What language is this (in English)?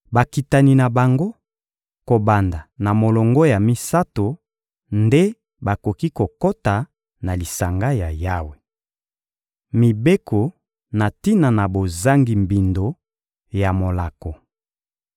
Lingala